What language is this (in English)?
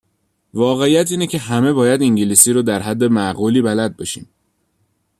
Persian